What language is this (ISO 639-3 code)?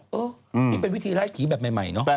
tha